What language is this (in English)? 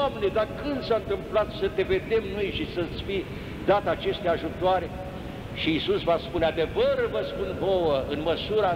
Romanian